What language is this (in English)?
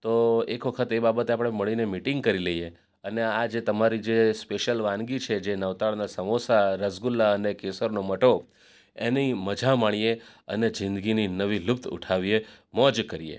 Gujarati